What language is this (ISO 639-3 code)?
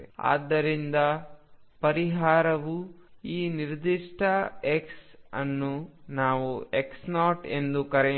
kan